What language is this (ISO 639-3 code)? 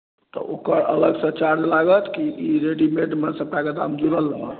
mai